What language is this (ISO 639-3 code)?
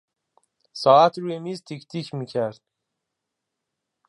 fas